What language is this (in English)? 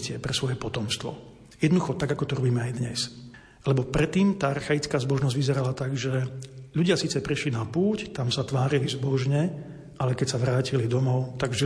Slovak